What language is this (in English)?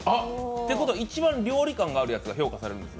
Japanese